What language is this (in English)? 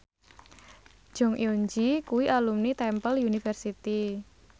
Javanese